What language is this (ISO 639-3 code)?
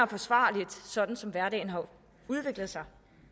dan